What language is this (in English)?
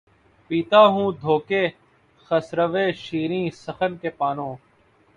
Urdu